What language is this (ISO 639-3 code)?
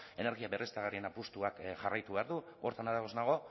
eus